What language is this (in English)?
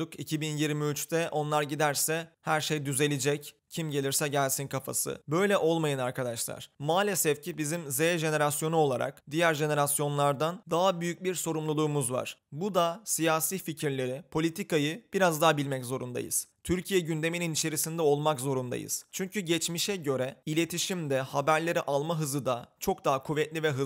Turkish